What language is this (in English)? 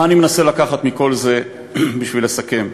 Hebrew